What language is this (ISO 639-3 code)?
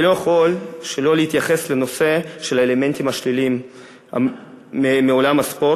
heb